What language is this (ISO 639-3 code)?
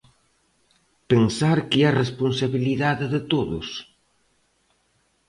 glg